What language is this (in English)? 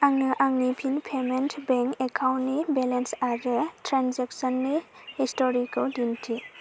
Bodo